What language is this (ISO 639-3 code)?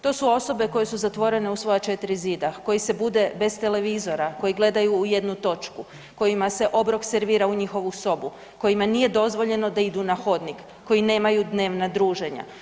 hrv